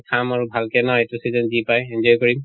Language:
Assamese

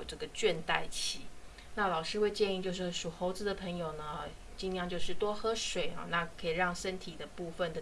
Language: Chinese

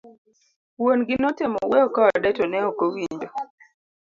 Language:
Luo (Kenya and Tanzania)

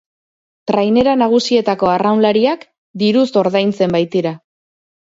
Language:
Basque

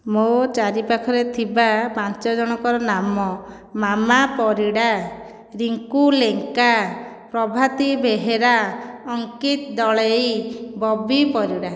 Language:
Odia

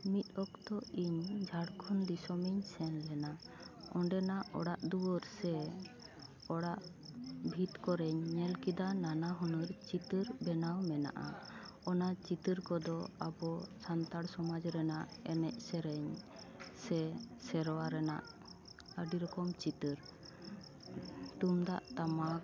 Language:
Santali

